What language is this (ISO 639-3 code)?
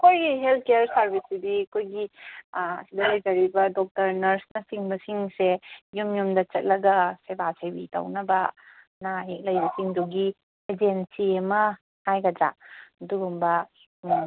mni